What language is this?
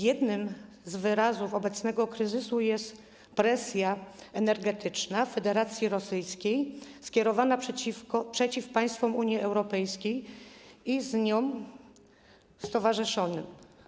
Polish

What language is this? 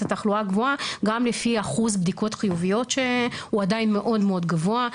Hebrew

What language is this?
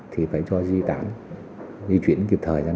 Vietnamese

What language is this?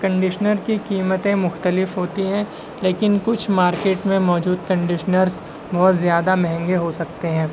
Urdu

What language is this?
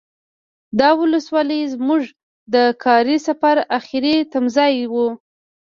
Pashto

